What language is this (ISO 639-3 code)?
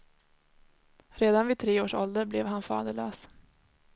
swe